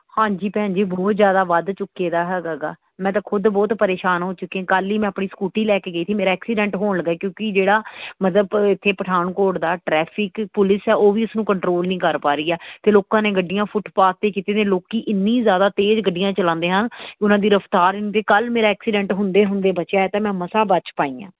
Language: Punjabi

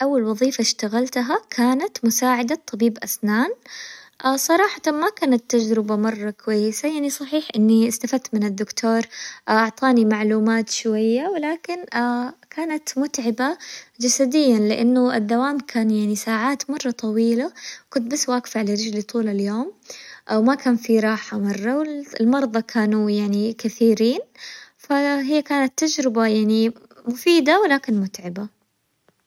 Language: Hijazi Arabic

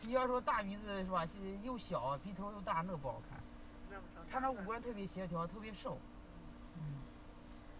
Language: Chinese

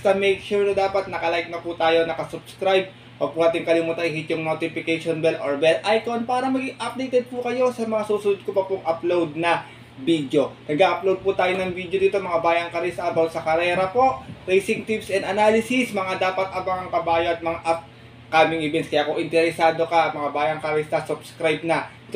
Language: Filipino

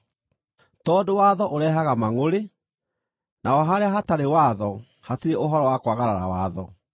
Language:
Kikuyu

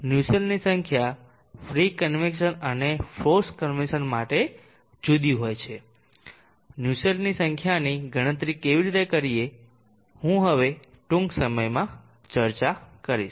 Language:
Gujarati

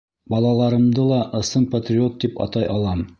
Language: Bashkir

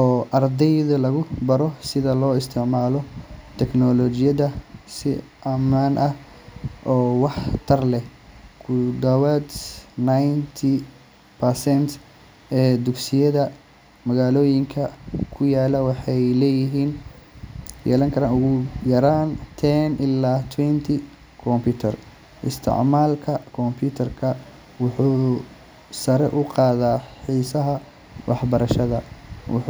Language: Somali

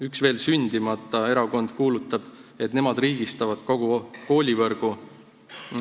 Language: Estonian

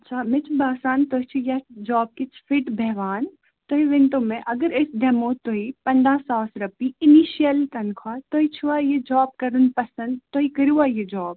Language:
Kashmiri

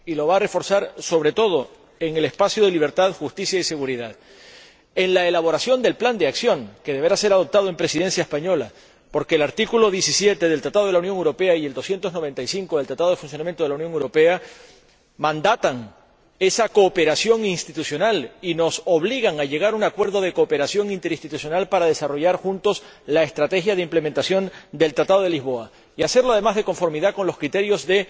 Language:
Spanish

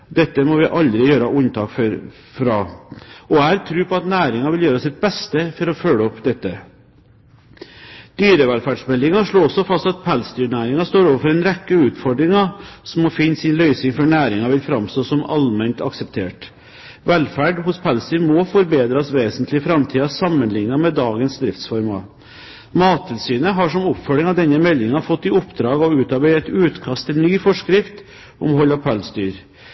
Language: Norwegian Bokmål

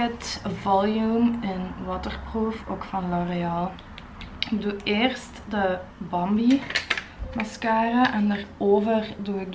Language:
Dutch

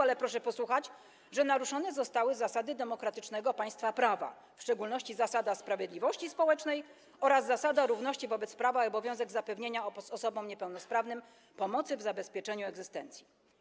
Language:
Polish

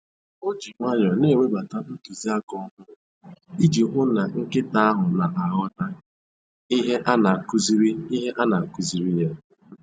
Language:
Igbo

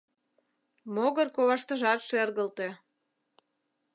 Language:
Mari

